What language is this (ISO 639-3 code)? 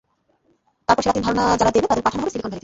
ben